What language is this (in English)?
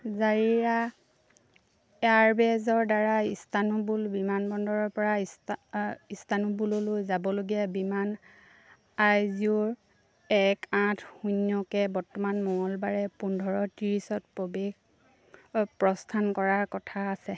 Assamese